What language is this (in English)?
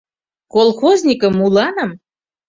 Mari